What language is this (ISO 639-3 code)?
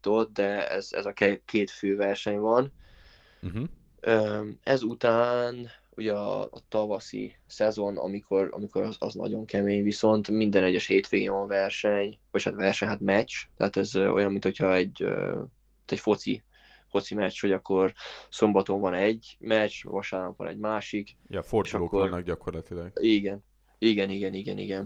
hun